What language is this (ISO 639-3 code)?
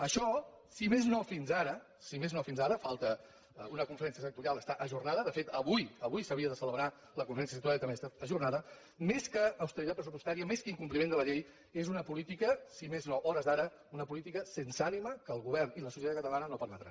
cat